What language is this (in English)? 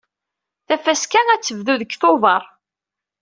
Kabyle